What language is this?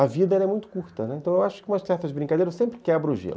Portuguese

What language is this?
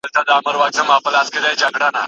Pashto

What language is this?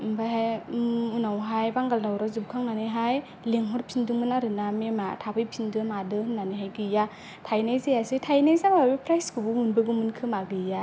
Bodo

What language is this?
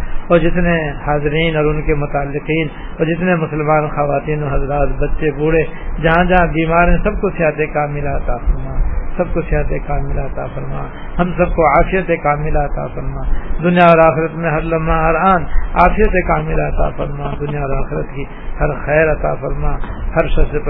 Urdu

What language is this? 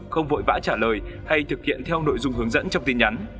Vietnamese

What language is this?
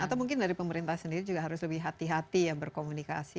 Indonesian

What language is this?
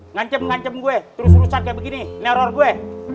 Indonesian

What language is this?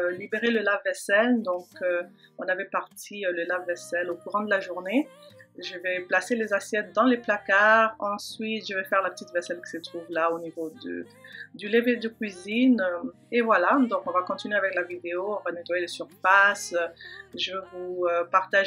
French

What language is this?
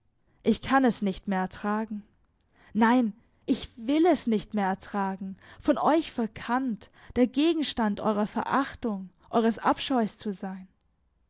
German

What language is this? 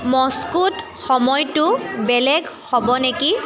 Assamese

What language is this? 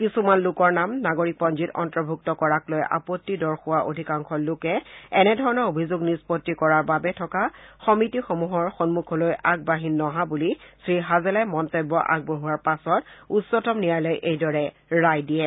Assamese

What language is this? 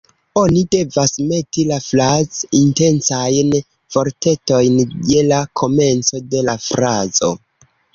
Esperanto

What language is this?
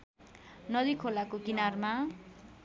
Nepali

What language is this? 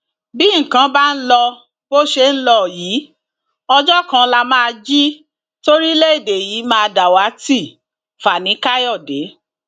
Yoruba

